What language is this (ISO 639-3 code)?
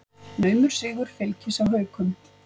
isl